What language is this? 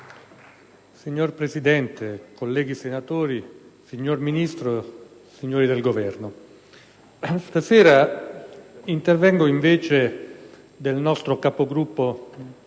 Italian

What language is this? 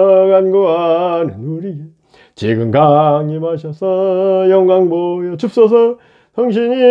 Korean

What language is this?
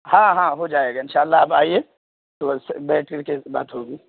Urdu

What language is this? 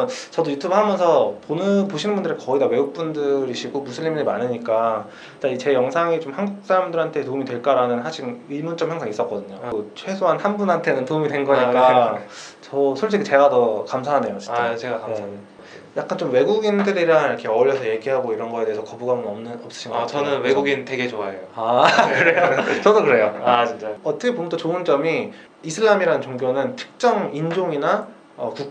Korean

